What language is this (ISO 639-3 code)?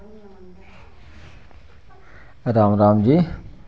doi